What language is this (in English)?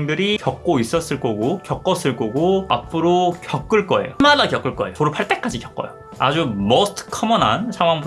Korean